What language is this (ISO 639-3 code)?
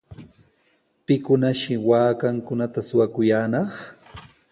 qws